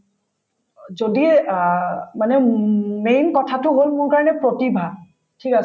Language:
Assamese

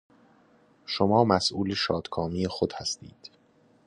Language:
Persian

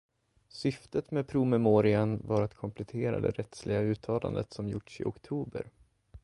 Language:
Swedish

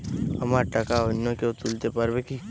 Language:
Bangla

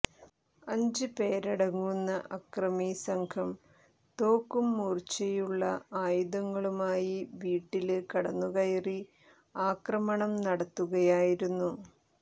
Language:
Malayalam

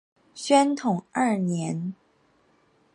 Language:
Chinese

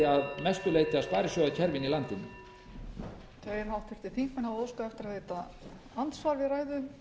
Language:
Icelandic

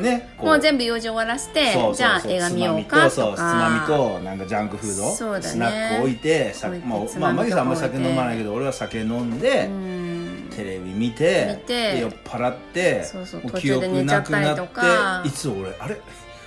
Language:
Japanese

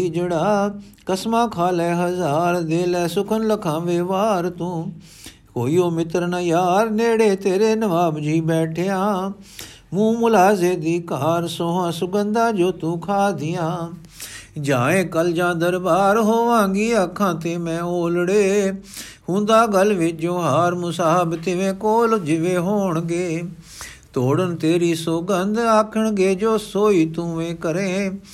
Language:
Punjabi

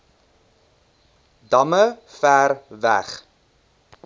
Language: Afrikaans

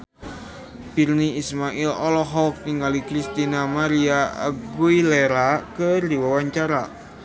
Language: Sundanese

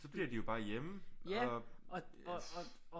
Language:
Danish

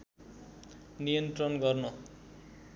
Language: Nepali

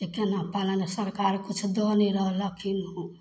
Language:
Maithili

